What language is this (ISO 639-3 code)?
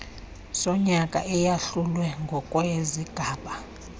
xho